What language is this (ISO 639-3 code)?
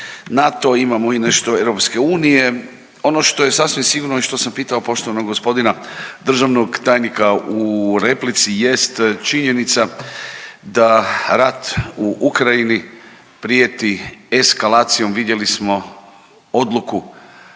hrv